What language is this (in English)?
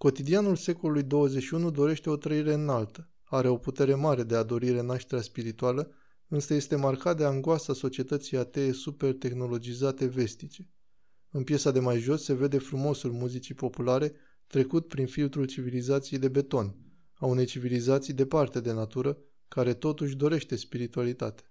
Romanian